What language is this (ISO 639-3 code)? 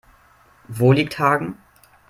deu